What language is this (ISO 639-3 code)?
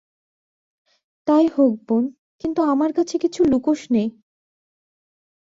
ben